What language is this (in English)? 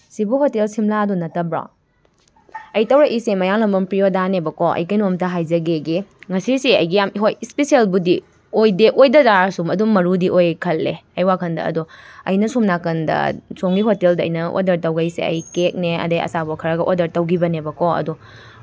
Manipuri